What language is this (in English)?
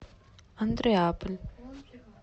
Russian